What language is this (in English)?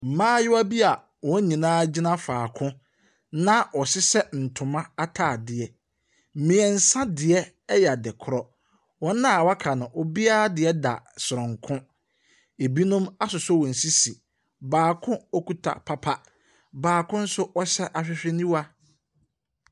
Akan